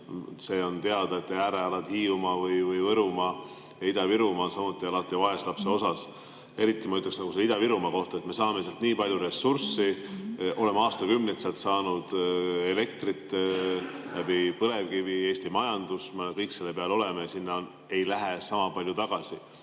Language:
Estonian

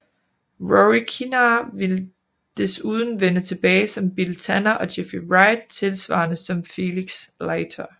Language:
Danish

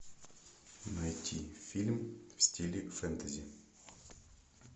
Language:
Russian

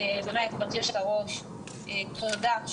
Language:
Hebrew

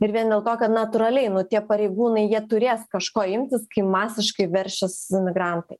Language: Lithuanian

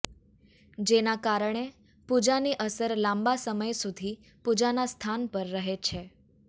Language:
Gujarati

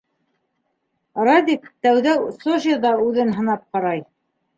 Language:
Bashkir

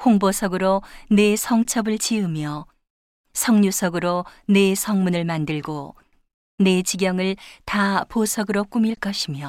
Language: Korean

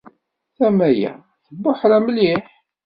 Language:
Kabyle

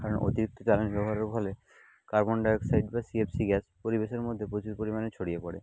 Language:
Bangla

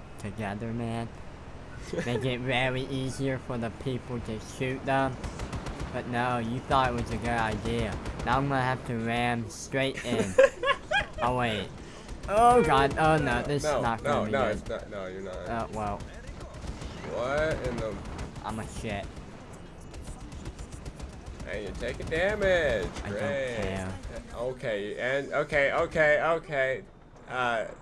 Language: English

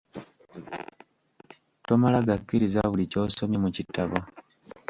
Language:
Ganda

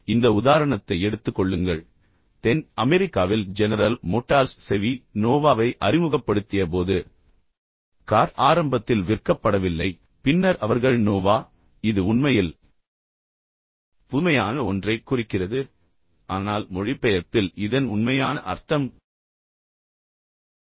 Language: Tamil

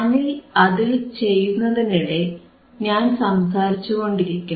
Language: Malayalam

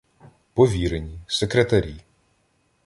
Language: Ukrainian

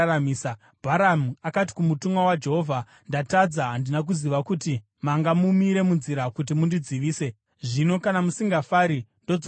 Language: Shona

